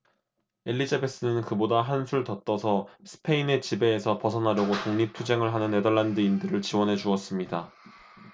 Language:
Korean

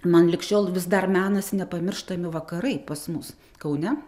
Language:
Lithuanian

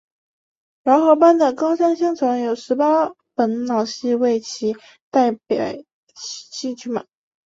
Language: Chinese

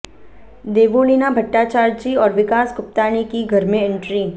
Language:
Hindi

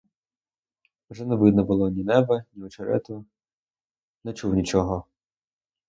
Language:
Ukrainian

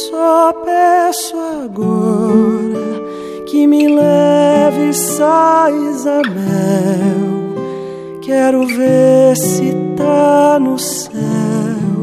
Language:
Portuguese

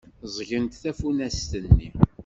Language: Kabyle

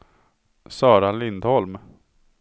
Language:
Swedish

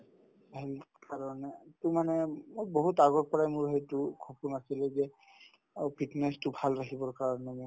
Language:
Assamese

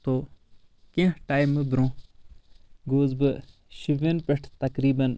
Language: Kashmiri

